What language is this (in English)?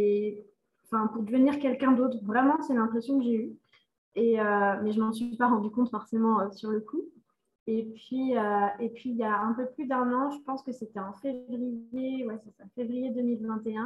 French